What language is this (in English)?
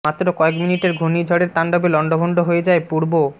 Bangla